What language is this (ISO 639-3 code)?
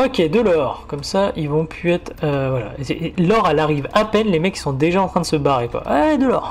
fra